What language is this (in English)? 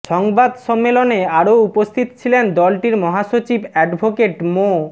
Bangla